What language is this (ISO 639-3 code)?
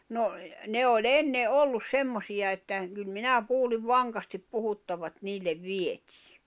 fin